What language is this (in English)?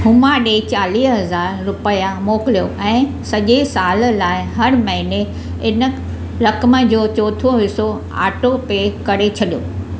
Sindhi